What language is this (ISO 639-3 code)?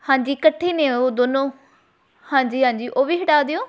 pan